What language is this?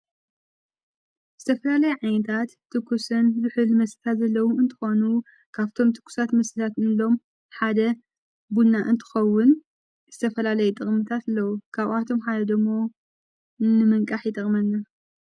Tigrinya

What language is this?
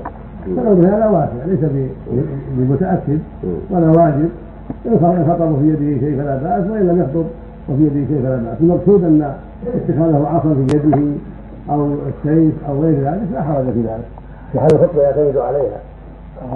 Arabic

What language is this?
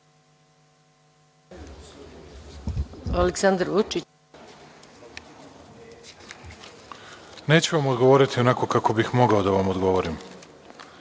Serbian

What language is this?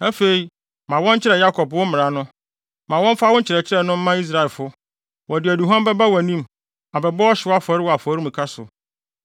Akan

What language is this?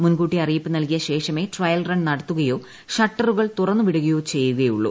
Malayalam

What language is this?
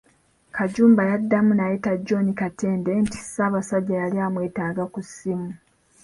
Ganda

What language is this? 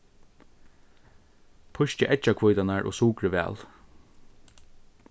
Faroese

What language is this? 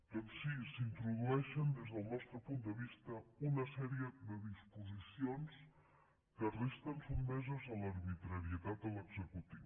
Catalan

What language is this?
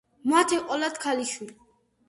Georgian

